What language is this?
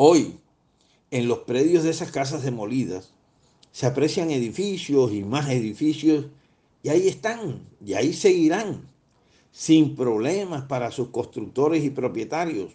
Spanish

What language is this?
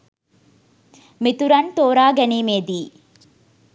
Sinhala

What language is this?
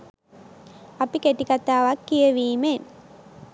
Sinhala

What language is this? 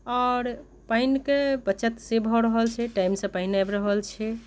Maithili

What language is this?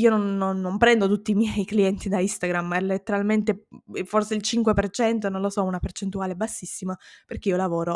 Italian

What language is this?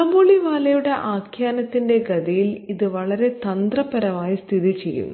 Malayalam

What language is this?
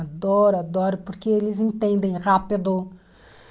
Portuguese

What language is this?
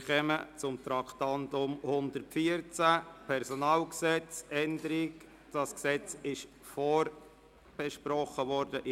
Swiss German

